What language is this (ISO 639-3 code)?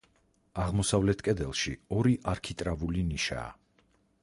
kat